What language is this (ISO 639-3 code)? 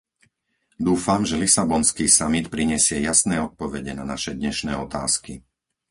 slk